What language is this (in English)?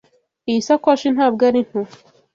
Kinyarwanda